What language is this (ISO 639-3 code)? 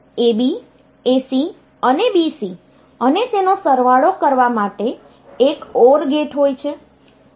guj